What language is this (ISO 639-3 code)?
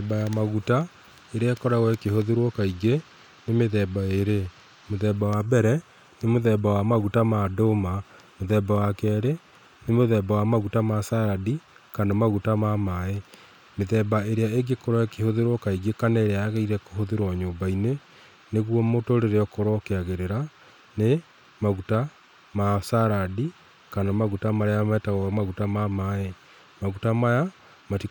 kik